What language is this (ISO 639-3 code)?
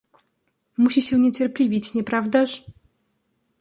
pol